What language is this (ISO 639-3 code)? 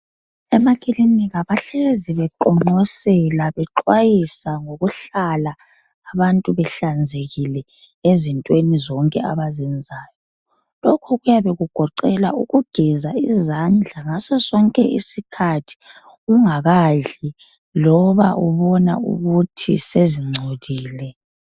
nde